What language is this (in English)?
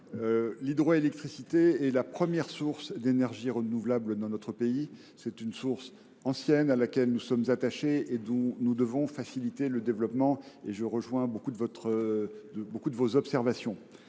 French